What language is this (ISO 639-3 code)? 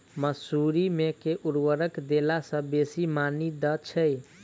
mai